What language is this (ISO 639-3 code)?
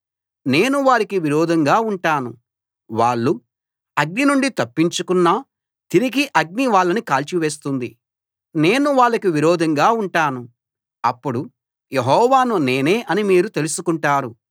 tel